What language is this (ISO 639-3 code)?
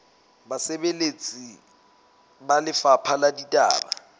sot